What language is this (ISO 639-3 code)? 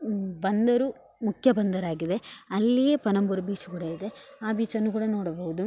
kan